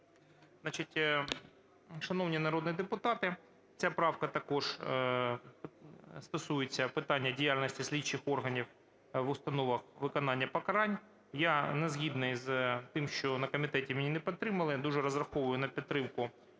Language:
Ukrainian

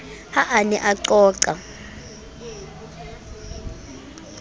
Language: Southern Sotho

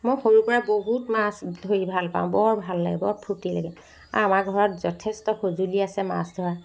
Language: Assamese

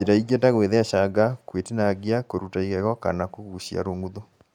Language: Kikuyu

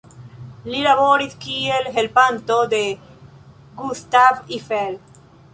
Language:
Esperanto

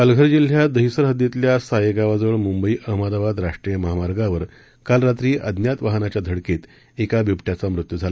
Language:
Marathi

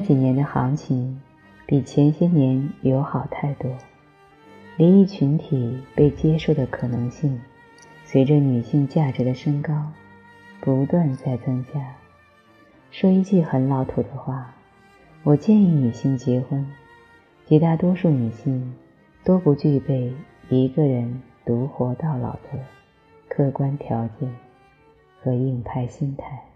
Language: Chinese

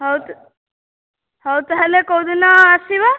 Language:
Odia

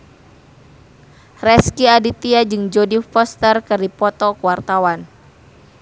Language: Sundanese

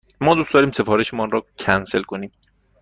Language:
Persian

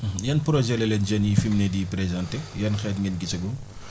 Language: Wolof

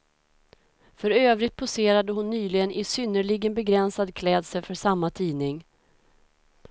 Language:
Swedish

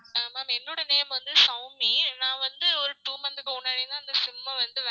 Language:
Tamil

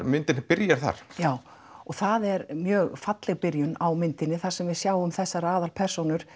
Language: Icelandic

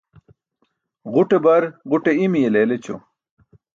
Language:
Burushaski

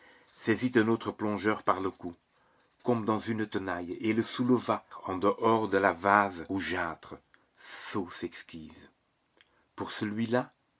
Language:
French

